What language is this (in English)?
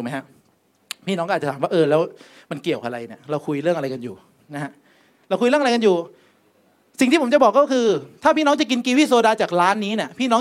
Thai